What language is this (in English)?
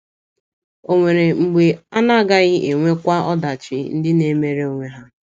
Igbo